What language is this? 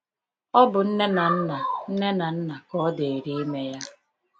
Igbo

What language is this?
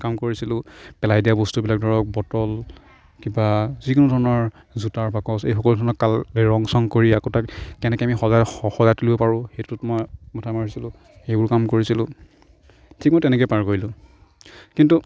Assamese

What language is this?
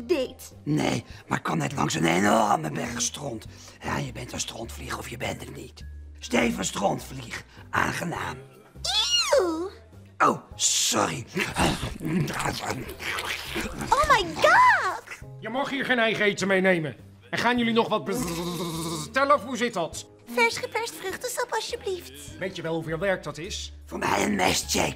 Dutch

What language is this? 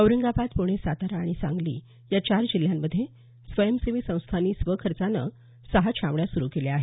Marathi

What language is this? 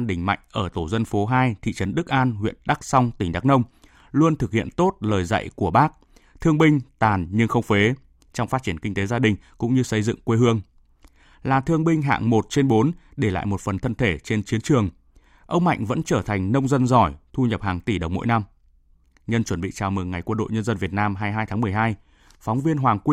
Vietnamese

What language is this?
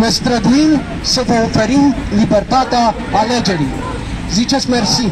Romanian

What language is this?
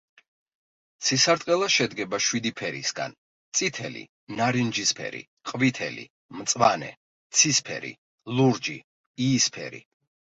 Georgian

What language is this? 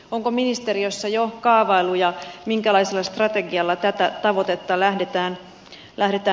Finnish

